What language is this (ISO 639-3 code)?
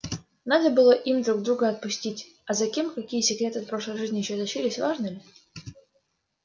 rus